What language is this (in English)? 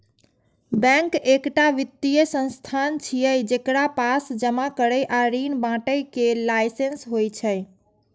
Maithili